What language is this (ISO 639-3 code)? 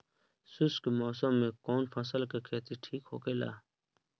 bho